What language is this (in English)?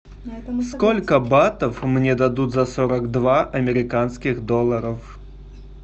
Russian